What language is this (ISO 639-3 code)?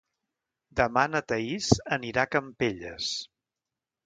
cat